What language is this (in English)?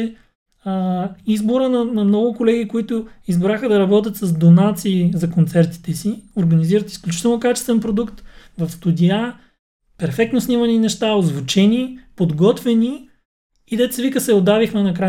Bulgarian